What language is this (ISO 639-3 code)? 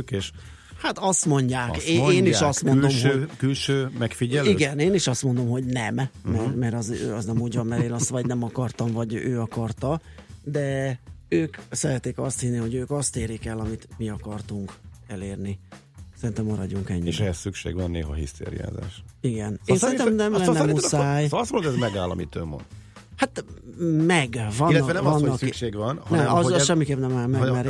hun